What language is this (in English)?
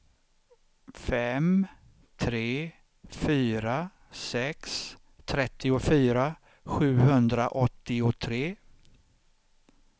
Swedish